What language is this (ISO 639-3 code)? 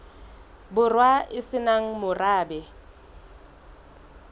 sot